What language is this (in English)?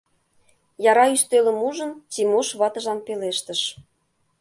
Mari